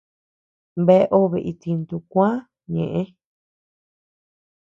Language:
Tepeuxila Cuicatec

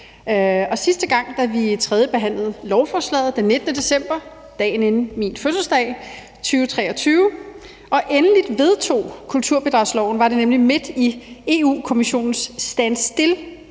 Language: Danish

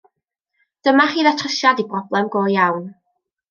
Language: Welsh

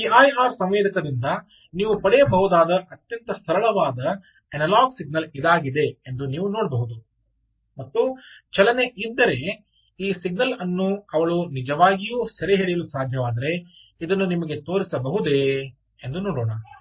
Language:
Kannada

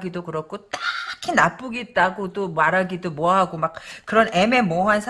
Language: Korean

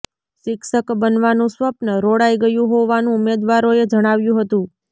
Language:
Gujarati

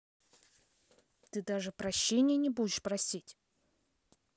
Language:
Russian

